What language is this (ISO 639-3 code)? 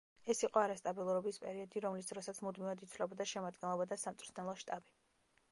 kat